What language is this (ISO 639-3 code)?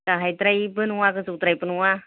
brx